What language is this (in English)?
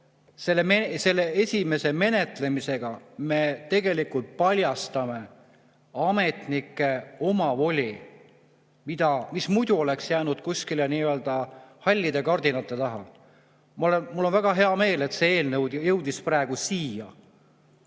Estonian